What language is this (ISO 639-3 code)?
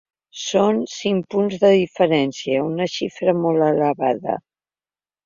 cat